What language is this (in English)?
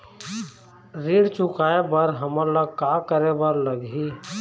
Chhattisgarhi